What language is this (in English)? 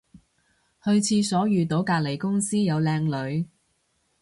Cantonese